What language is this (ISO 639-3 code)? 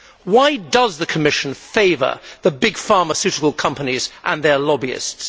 eng